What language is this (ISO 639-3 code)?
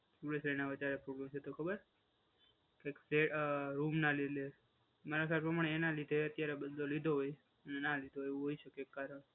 guj